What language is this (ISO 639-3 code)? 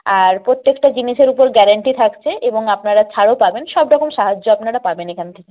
ben